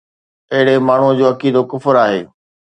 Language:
Sindhi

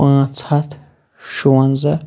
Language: Kashmiri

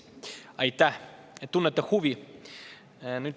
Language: Estonian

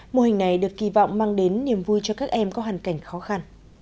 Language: Vietnamese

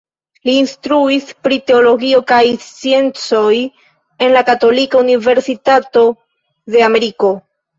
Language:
Esperanto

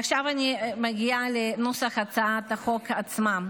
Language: Hebrew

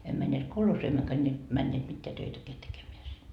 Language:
Finnish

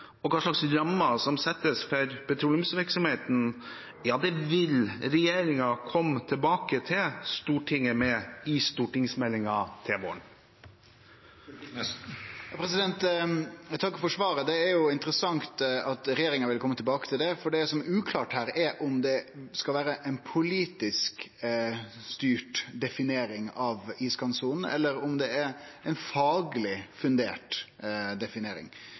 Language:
Norwegian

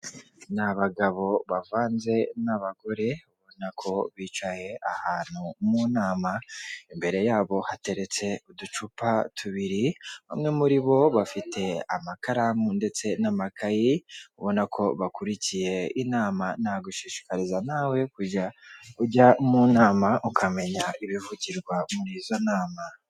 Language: Kinyarwanda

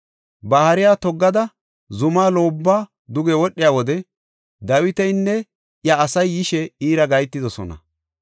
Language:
Gofa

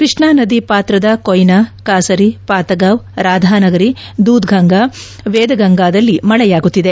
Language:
Kannada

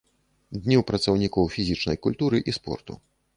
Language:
Belarusian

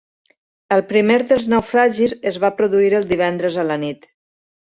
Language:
Catalan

